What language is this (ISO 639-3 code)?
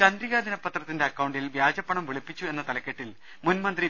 mal